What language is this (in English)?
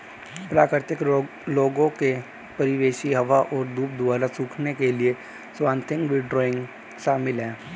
Hindi